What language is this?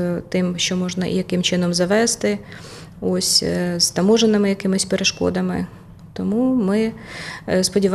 Ukrainian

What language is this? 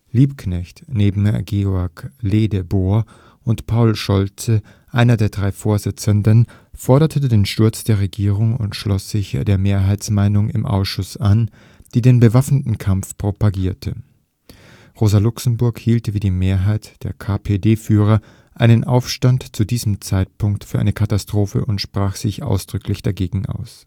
German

